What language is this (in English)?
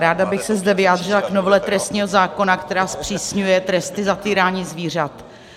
Czech